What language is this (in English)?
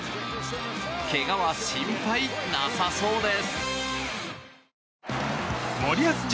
Japanese